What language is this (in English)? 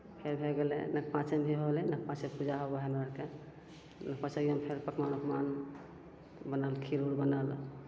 Maithili